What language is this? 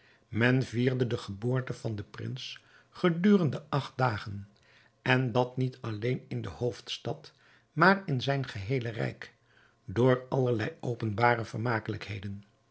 Dutch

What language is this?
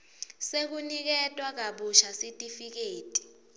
Swati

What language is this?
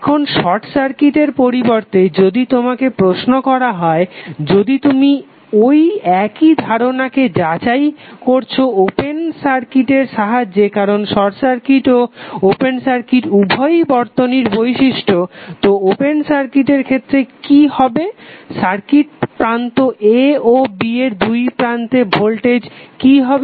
Bangla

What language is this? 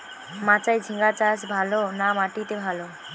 Bangla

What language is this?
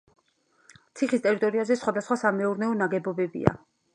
Georgian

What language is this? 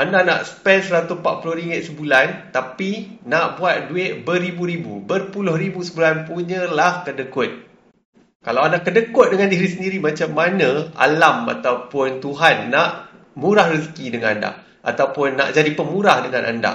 Malay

